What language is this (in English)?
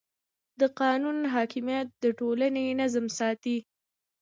Pashto